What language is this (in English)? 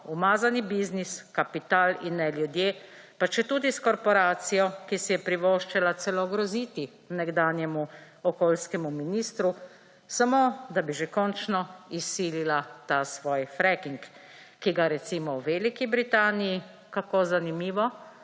Slovenian